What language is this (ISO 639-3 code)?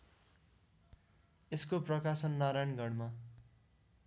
nep